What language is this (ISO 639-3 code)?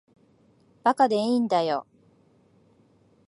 jpn